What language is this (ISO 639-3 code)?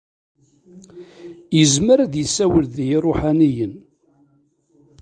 kab